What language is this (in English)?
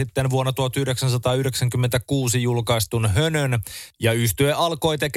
Finnish